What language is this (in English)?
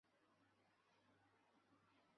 Chinese